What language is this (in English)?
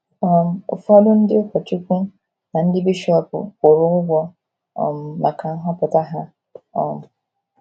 Igbo